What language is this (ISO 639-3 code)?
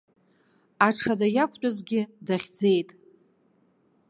abk